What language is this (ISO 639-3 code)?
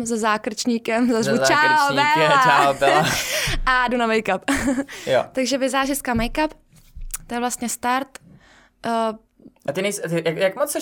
ces